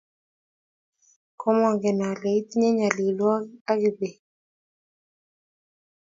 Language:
Kalenjin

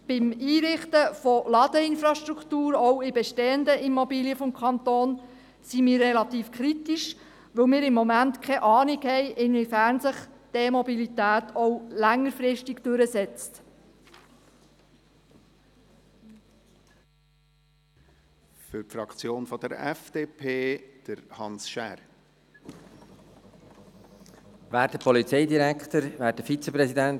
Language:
Swiss German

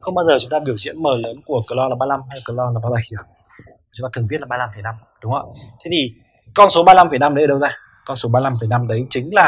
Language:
Vietnamese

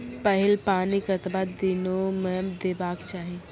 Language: Maithili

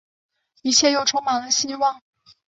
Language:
Chinese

